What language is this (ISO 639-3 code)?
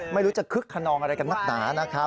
tha